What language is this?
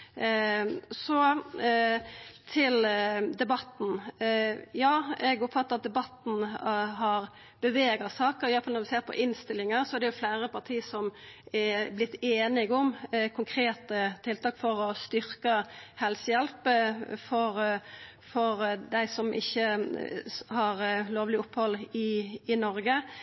Norwegian Nynorsk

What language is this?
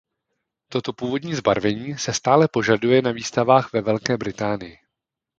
Czech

